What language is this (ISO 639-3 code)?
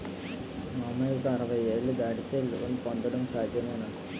tel